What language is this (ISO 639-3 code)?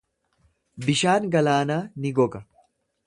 orm